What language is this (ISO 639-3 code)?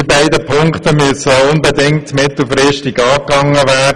gsw